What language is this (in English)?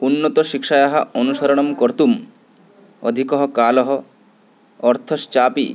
Sanskrit